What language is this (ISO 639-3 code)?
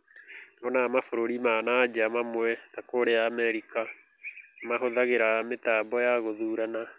kik